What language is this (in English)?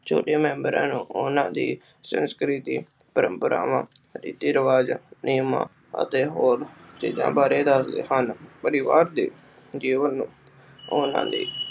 Punjabi